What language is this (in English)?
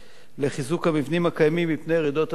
Hebrew